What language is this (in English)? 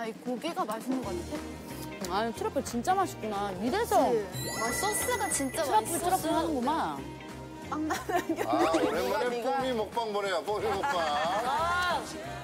Korean